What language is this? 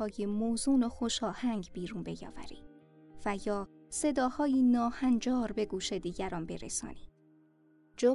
Persian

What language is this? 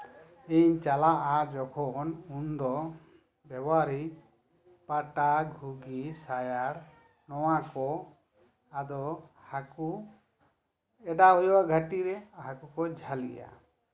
Santali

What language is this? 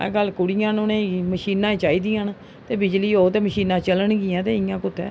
Dogri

